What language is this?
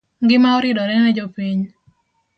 Luo (Kenya and Tanzania)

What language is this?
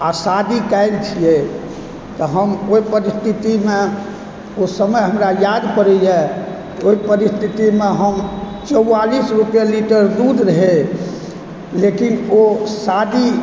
Maithili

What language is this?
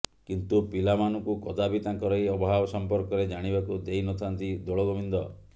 Odia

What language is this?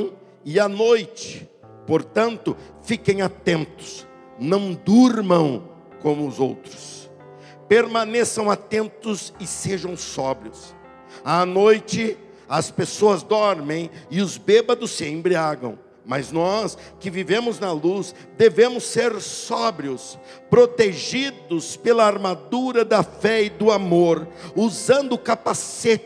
Portuguese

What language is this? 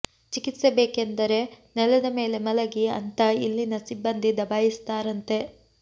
Kannada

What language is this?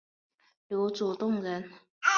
Chinese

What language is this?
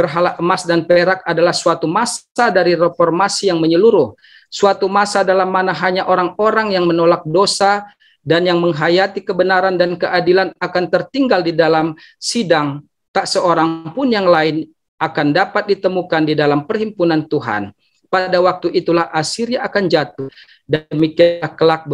Indonesian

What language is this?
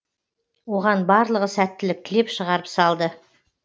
Kazakh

